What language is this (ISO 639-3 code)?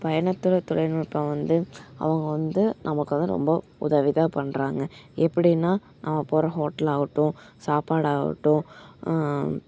tam